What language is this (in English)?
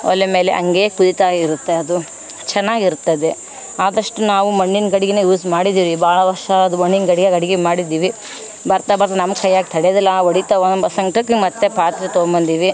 Kannada